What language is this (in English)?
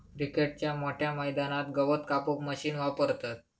Marathi